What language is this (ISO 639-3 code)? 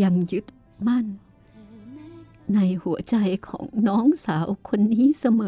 tha